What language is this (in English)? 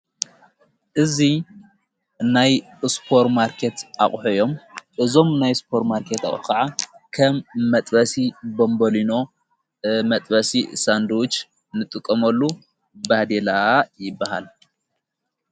Tigrinya